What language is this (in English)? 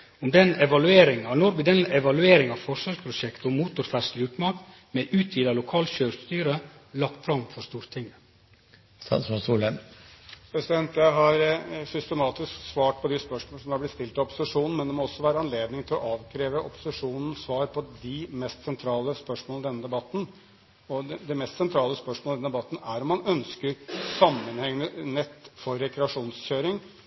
Norwegian